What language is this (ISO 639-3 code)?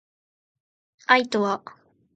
jpn